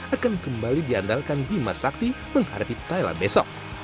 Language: Indonesian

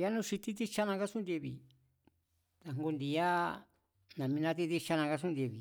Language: Mazatlán Mazatec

